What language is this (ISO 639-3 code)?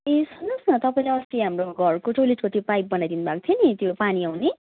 nep